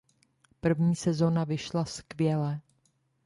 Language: Czech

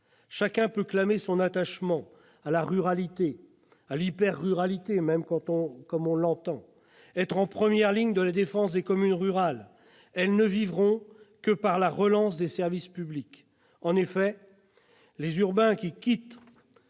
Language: French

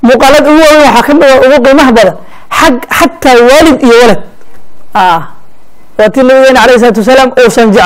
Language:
Arabic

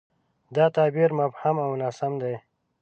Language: Pashto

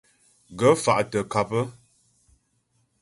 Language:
Ghomala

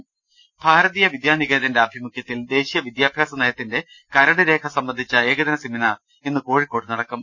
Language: Malayalam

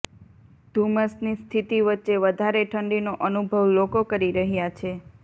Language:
Gujarati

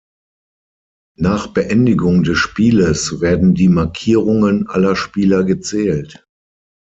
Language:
German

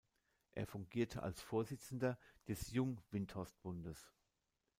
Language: German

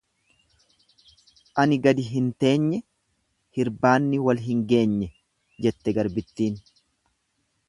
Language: Oromo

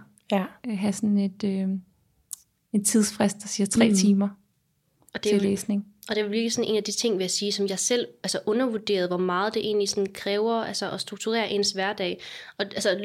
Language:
Danish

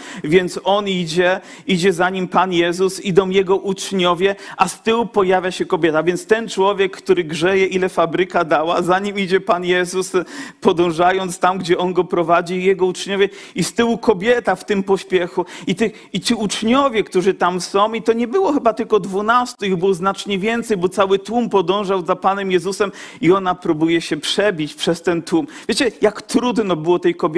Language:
Polish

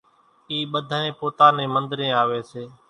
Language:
Kachi Koli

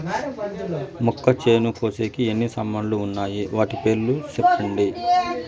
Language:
Telugu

